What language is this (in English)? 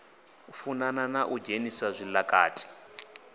Venda